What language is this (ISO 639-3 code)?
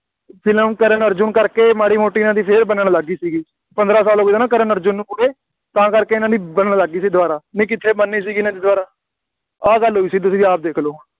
pan